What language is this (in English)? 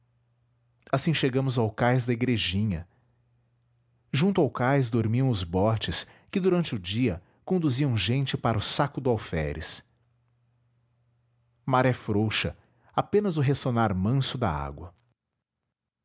Portuguese